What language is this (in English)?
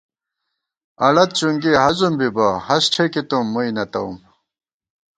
Gawar-Bati